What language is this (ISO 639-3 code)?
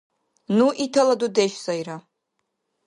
dar